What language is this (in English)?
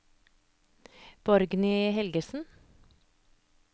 Norwegian